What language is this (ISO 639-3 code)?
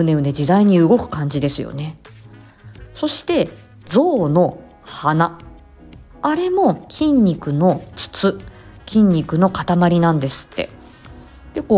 jpn